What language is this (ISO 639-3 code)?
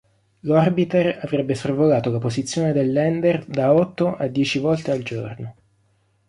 ita